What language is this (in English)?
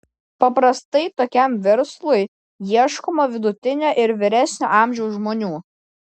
Lithuanian